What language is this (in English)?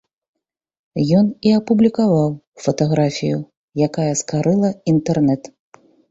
Belarusian